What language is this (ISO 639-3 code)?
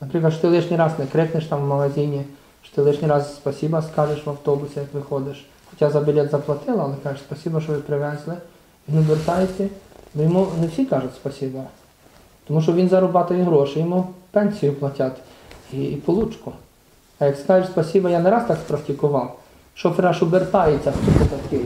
ukr